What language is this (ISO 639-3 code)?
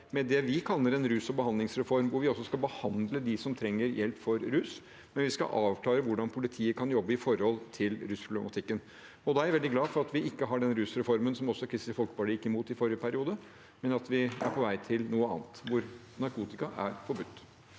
nor